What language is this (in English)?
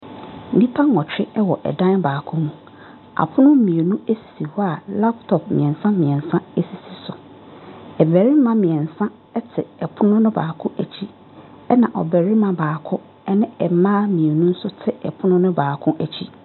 Akan